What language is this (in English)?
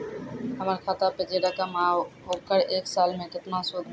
Maithili